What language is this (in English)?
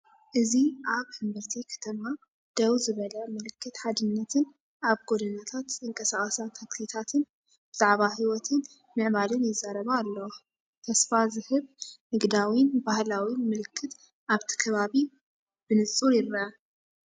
Tigrinya